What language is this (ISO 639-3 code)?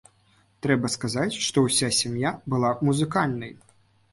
bel